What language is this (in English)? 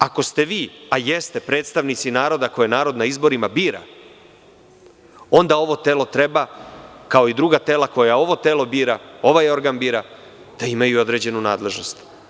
Serbian